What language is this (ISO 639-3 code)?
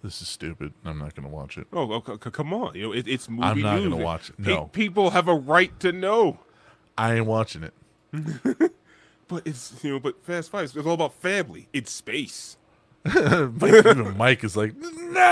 eng